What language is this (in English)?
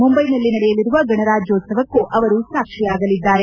Kannada